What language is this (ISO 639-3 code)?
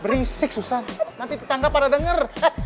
ind